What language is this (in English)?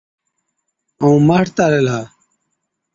Od